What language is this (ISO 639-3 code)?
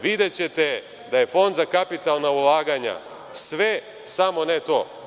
srp